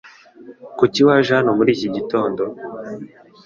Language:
Kinyarwanda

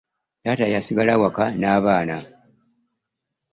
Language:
Ganda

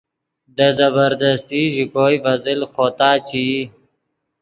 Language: Yidgha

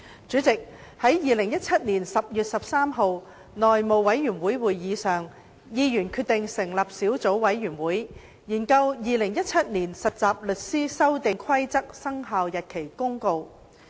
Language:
Cantonese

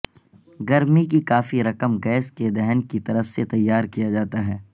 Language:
Urdu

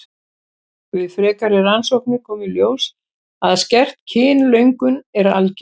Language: Icelandic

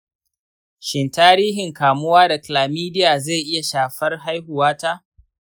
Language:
Hausa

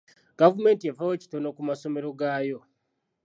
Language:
Ganda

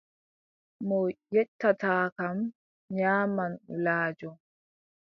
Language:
Adamawa Fulfulde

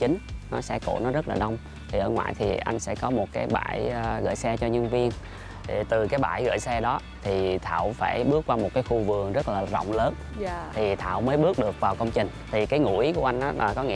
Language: Vietnamese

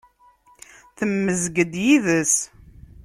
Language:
Kabyle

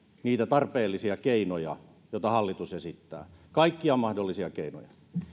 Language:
Finnish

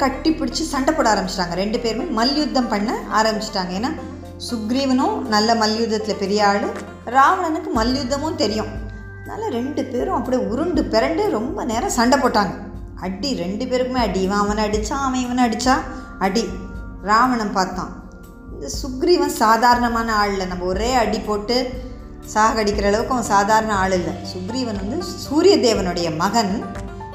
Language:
Tamil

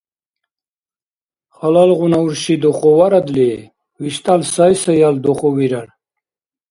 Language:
Dargwa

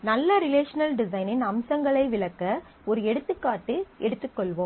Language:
Tamil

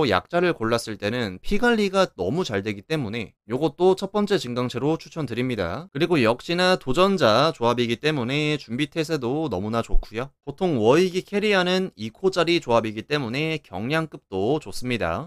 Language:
Korean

